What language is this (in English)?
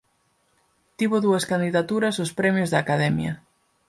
Galician